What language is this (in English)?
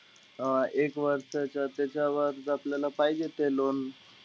Marathi